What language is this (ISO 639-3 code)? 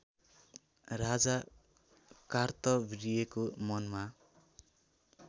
nep